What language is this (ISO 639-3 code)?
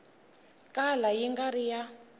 tso